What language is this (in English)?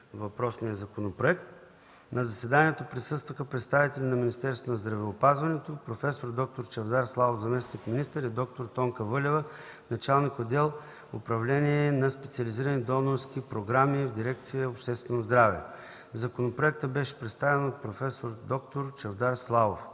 Bulgarian